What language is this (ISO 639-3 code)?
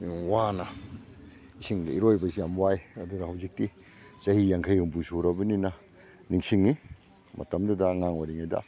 mni